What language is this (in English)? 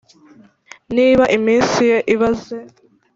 Kinyarwanda